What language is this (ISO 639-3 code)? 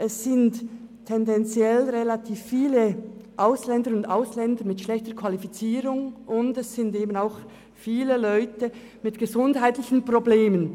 gsw